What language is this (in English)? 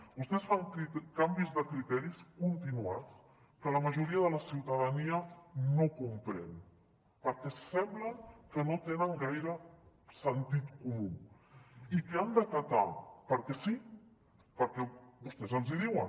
Catalan